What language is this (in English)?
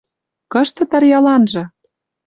Western Mari